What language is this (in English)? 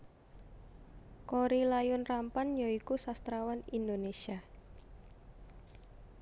Javanese